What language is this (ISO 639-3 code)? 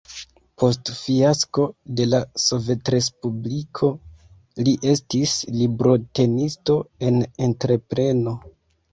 epo